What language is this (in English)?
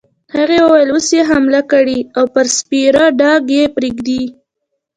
Pashto